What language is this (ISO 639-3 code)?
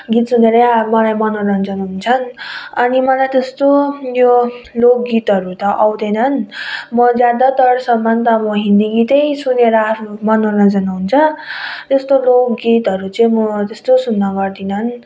nep